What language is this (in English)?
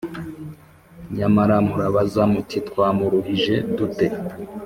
Kinyarwanda